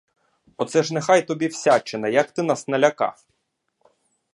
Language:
Ukrainian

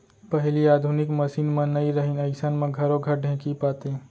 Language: Chhattisgarhi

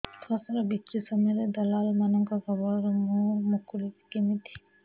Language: Odia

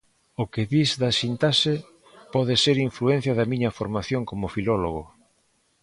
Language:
Galician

